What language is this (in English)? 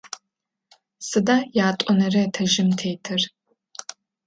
Adyghe